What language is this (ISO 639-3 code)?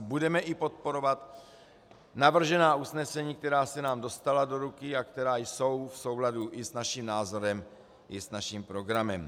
ces